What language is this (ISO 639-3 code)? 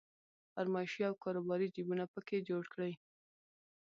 pus